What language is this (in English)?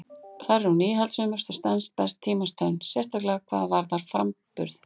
Icelandic